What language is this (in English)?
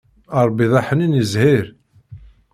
Kabyle